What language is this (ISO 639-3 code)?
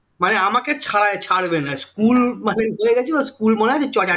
ben